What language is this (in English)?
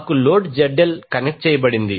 Telugu